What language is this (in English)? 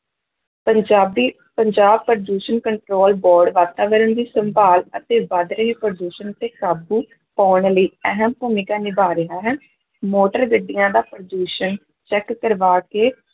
Punjabi